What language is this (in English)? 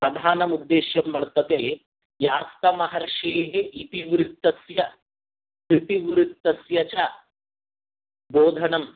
Sanskrit